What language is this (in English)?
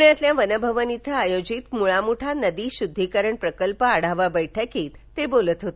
Marathi